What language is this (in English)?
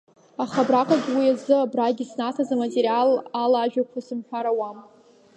Abkhazian